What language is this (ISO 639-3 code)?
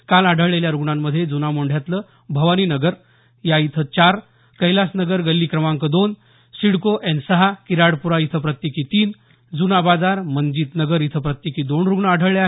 mar